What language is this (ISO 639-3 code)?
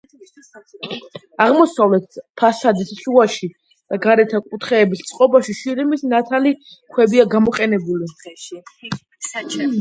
kat